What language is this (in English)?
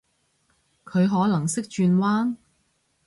Cantonese